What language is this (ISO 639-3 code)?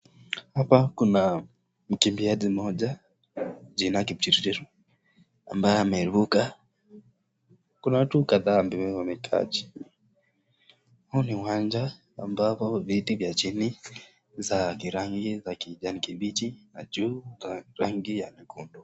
swa